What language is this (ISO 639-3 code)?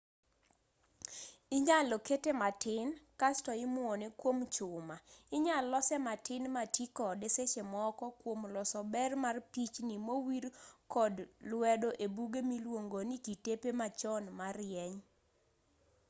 luo